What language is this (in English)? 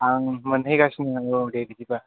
Bodo